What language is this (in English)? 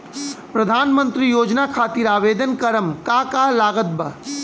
Bhojpuri